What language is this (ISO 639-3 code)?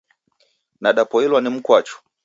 dav